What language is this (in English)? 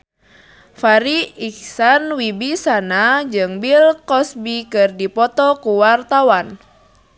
Sundanese